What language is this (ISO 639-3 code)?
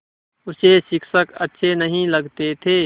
hin